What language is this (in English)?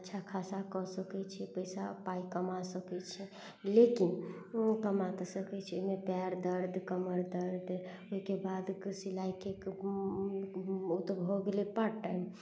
Maithili